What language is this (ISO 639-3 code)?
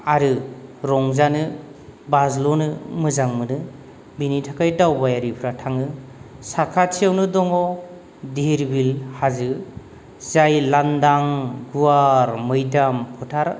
brx